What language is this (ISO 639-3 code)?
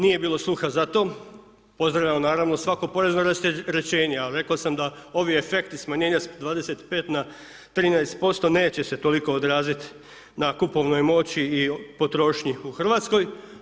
hrv